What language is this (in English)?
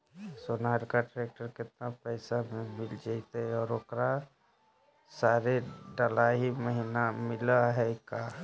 Magahi